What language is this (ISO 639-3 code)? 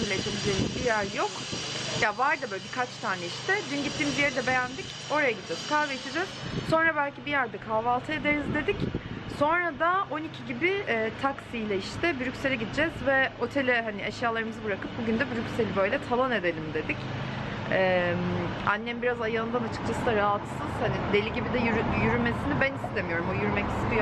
tur